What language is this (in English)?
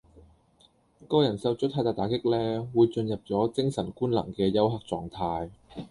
Cantonese